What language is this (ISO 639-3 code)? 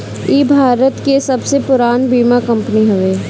bho